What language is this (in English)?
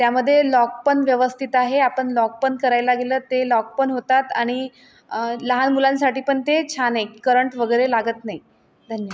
Marathi